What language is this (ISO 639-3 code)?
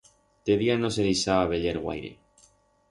arg